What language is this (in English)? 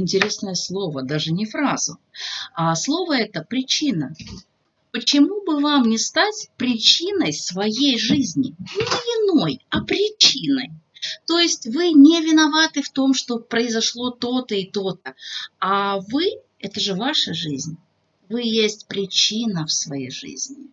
Russian